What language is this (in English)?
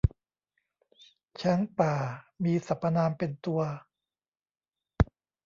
Thai